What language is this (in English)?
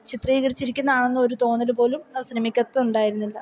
Malayalam